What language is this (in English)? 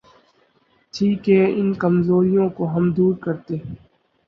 Urdu